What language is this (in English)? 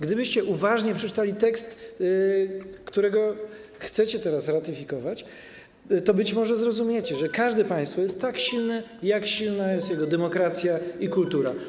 Polish